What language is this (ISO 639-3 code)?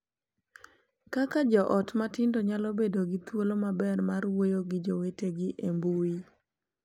luo